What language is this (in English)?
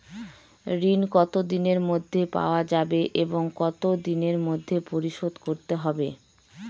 Bangla